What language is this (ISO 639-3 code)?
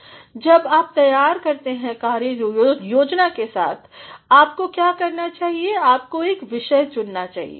hin